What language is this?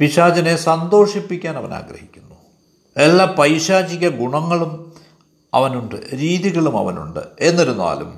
Malayalam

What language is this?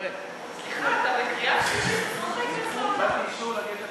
Hebrew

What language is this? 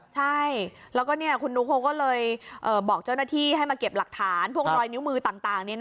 Thai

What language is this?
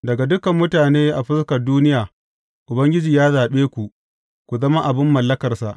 Hausa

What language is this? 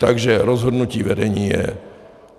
Czech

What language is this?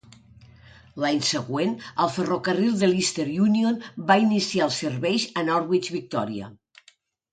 Catalan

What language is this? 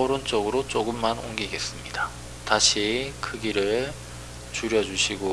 Korean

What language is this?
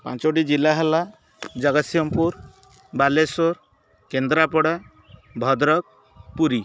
Odia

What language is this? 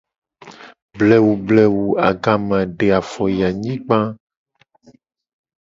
Gen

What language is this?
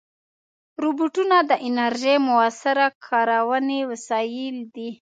Pashto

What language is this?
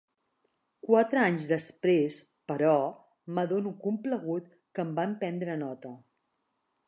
Catalan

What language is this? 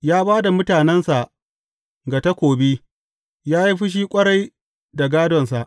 Hausa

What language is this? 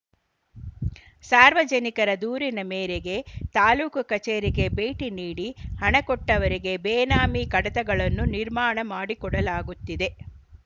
Kannada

